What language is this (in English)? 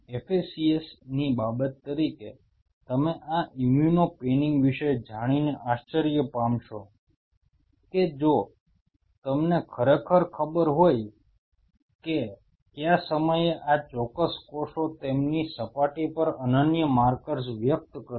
Gujarati